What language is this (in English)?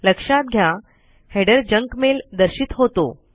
Marathi